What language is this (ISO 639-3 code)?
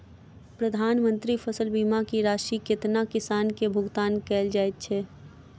mai